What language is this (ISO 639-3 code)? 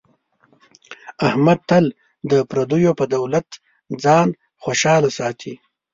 pus